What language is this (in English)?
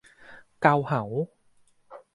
Thai